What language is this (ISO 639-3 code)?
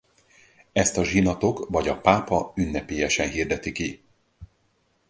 hun